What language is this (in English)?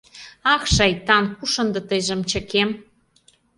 Mari